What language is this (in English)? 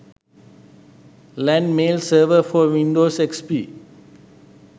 Sinhala